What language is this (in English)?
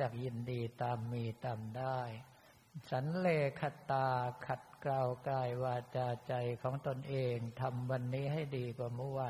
Thai